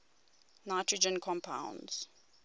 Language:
English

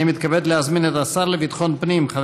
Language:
Hebrew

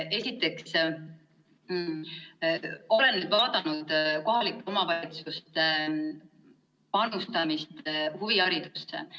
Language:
Estonian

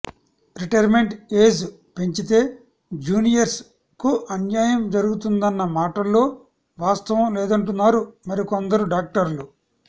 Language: Telugu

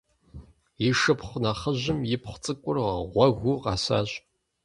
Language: Kabardian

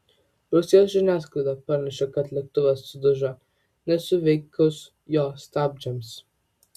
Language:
Lithuanian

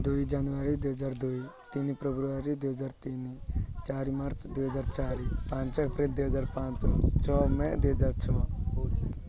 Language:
Odia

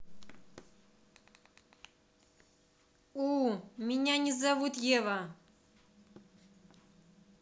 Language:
Russian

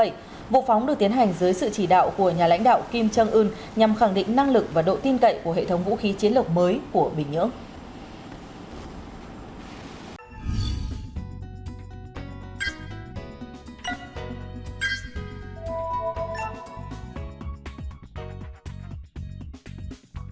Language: Vietnamese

